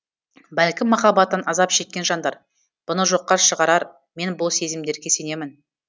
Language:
Kazakh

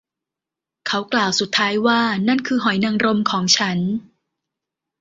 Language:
Thai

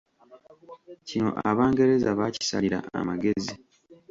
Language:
Ganda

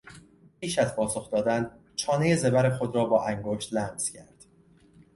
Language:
Persian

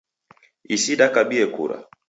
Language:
Taita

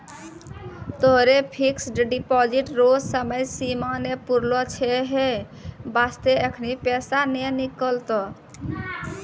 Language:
Maithili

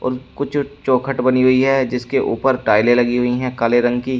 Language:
Hindi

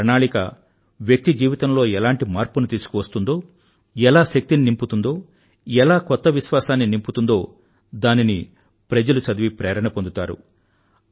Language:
Telugu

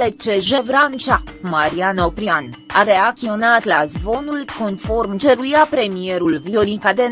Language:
Romanian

